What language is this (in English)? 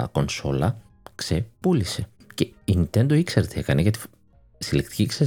Greek